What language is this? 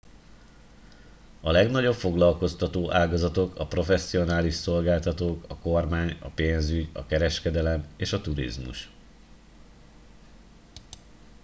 Hungarian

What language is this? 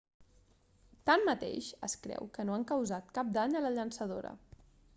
Catalan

